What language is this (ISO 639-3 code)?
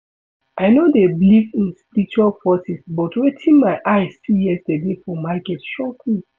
pcm